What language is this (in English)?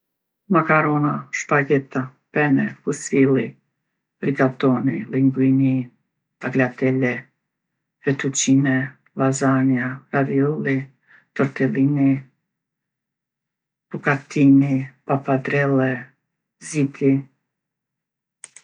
Gheg Albanian